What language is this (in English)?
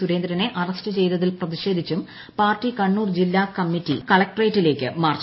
Malayalam